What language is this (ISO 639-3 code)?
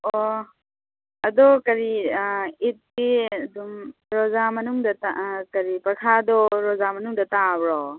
mni